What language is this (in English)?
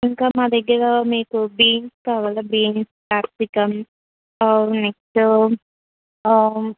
Telugu